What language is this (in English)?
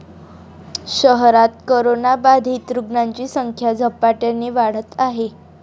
Marathi